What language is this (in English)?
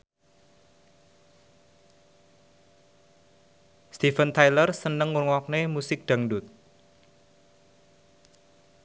Javanese